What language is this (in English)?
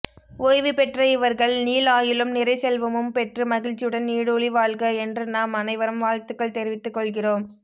Tamil